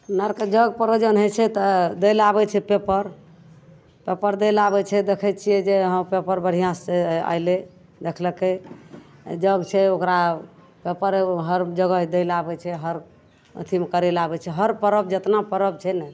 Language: Maithili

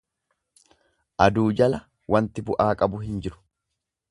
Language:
Oromo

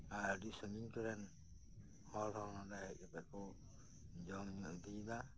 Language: Santali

